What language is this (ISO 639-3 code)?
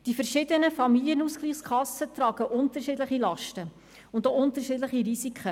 gsw